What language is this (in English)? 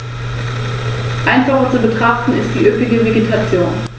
German